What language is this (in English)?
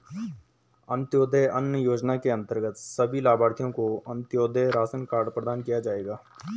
Hindi